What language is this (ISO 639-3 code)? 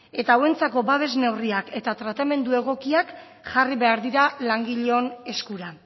eus